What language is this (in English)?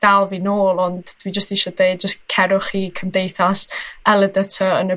Welsh